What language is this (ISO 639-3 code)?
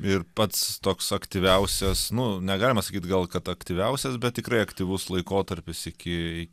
lit